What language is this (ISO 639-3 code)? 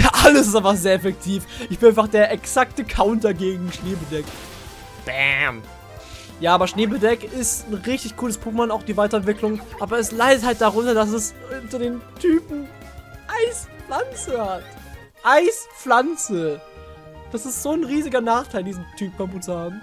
deu